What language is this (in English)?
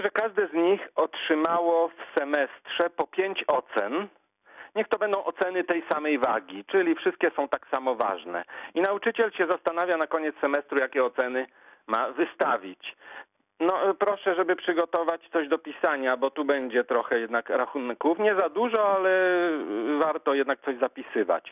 Polish